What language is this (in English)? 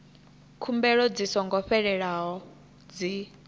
Venda